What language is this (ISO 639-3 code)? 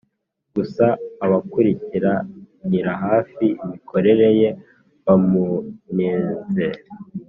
kin